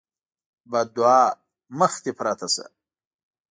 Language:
Pashto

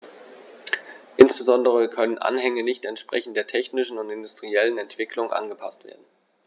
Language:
German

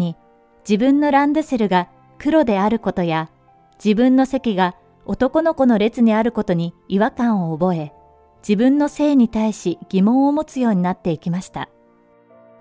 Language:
Japanese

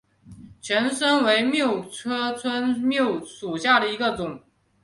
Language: Chinese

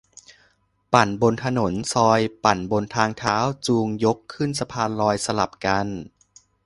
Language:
Thai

